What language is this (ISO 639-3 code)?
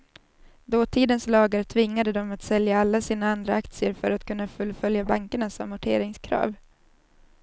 swe